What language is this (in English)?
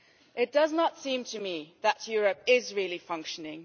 English